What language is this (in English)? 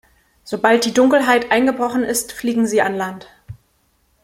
German